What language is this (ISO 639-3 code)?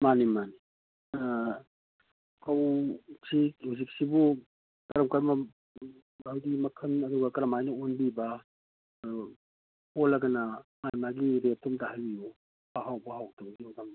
mni